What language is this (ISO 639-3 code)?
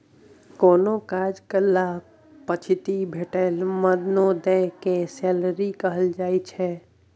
mai